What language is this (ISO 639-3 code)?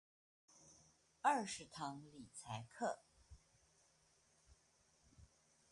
zho